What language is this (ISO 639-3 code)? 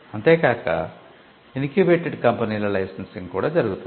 tel